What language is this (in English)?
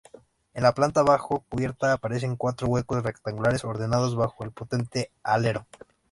Spanish